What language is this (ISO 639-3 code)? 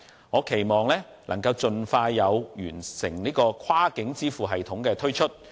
yue